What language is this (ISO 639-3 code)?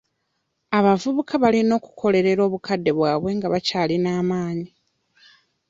lug